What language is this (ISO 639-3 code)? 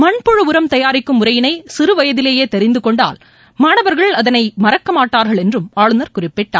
tam